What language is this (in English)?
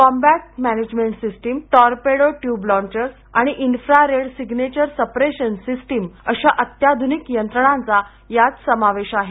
Marathi